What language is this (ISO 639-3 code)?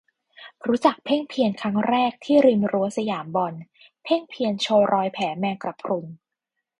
tha